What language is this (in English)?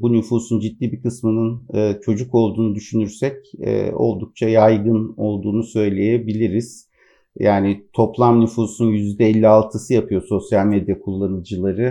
Turkish